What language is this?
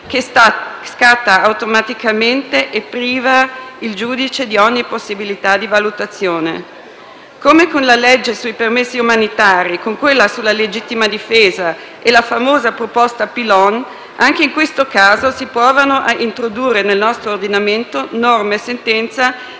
Italian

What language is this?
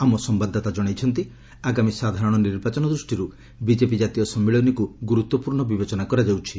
Odia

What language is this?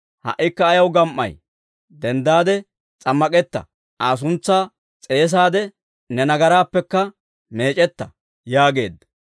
Dawro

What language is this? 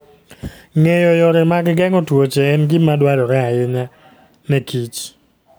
Luo (Kenya and Tanzania)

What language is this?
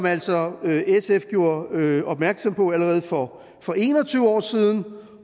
Danish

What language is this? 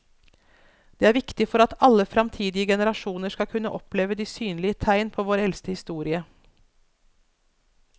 Norwegian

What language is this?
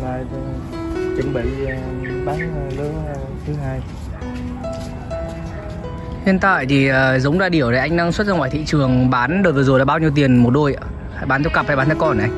Vietnamese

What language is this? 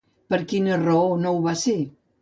Catalan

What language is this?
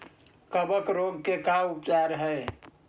Magahi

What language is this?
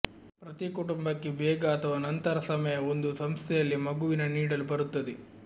Kannada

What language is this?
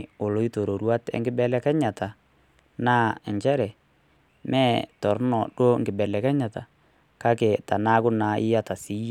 Masai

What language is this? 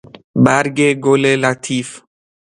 Persian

